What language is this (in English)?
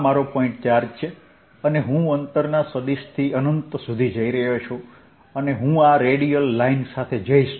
Gujarati